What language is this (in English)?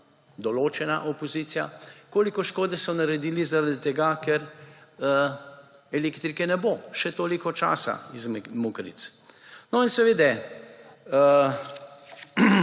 Slovenian